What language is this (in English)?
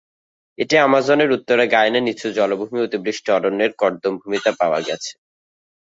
Bangla